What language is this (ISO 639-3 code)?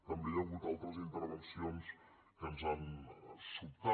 cat